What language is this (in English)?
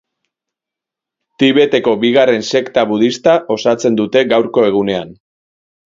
Basque